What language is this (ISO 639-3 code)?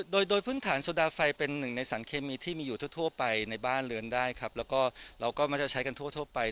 tha